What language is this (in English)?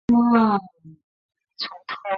Chinese